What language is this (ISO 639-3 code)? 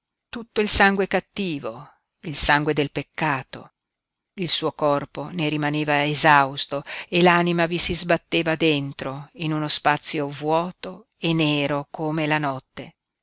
ita